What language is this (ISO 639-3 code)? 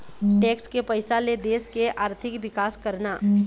hne